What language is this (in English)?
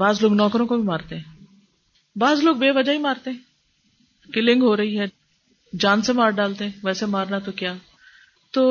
Urdu